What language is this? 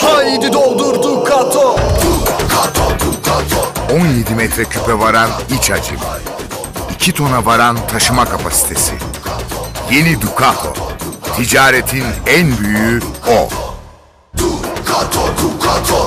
Turkish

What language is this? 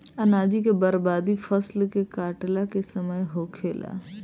Bhojpuri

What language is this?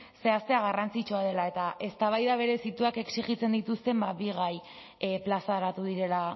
Basque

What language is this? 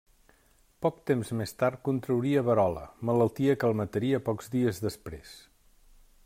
Catalan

